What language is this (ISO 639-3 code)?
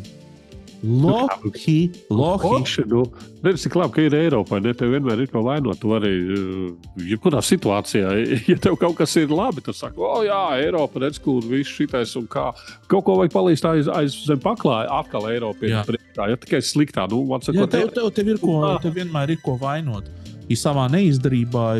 lav